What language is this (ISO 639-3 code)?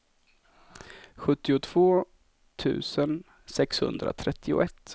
swe